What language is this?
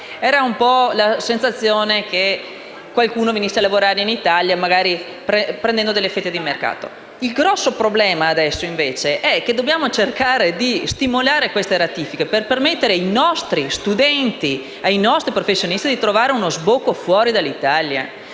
Italian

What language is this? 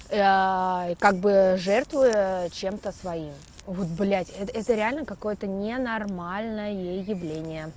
Russian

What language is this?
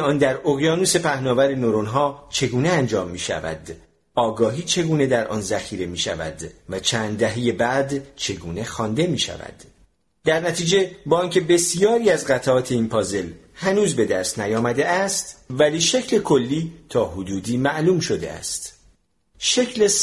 Persian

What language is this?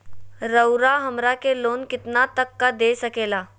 Magahi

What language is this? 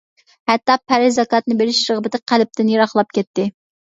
Uyghur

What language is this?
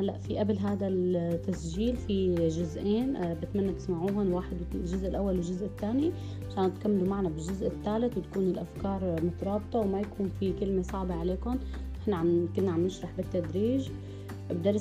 Arabic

